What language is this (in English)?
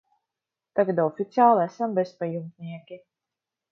Latvian